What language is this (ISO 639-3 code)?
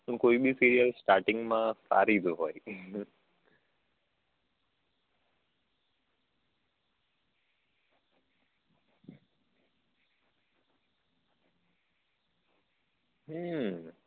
guj